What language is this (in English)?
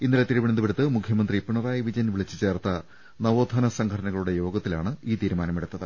Malayalam